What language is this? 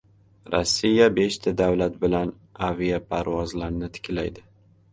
Uzbek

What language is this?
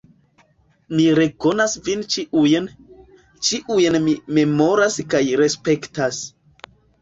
Esperanto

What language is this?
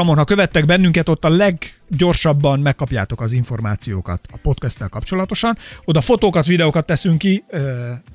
Hungarian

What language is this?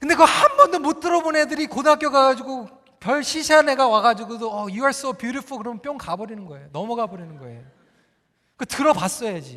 Korean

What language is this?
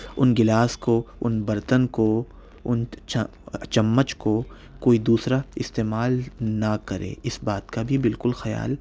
Urdu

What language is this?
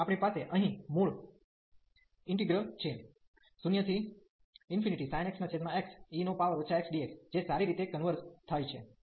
Gujarati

